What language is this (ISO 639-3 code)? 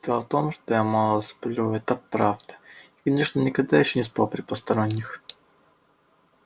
rus